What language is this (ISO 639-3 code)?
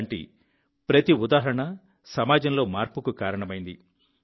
tel